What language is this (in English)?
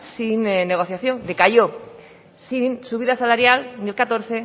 Spanish